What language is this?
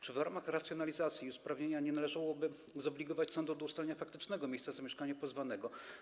Polish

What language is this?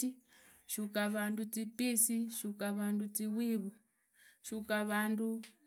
Idakho-Isukha-Tiriki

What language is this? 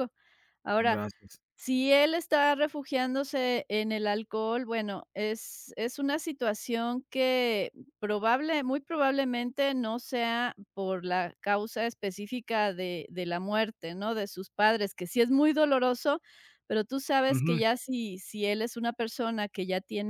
Spanish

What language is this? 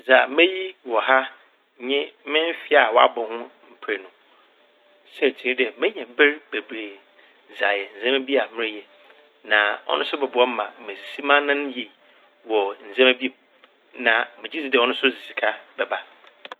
Akan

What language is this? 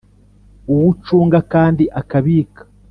Kinyarwanda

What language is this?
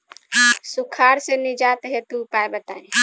Bhojpuri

